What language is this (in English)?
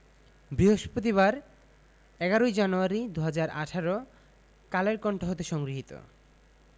Bangla